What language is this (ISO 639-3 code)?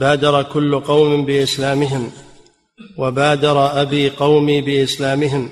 ara